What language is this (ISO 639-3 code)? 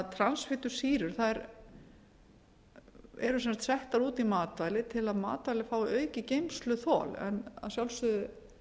isl